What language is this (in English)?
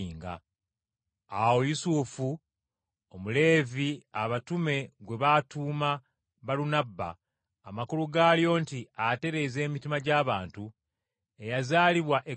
Ganda